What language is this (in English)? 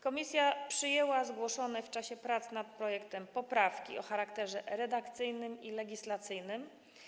Polish